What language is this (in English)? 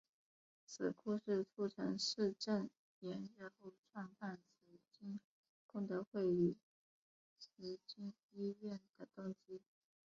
Chinese